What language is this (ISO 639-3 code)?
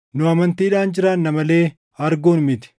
orm